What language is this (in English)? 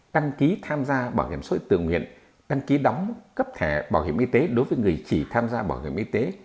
Vietnamese